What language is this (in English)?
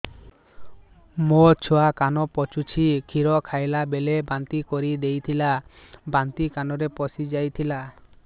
Odia